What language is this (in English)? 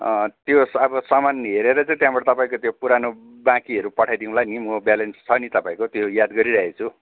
Nepali